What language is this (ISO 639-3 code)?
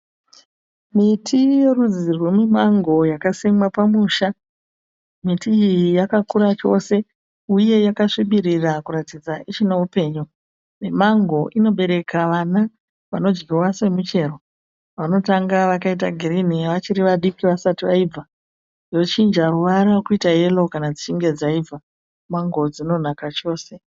sna